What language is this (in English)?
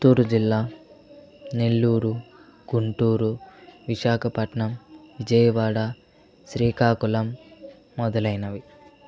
Telugu